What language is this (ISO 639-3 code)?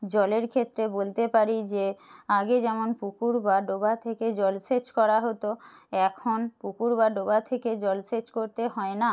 ben